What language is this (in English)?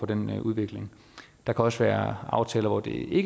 Danish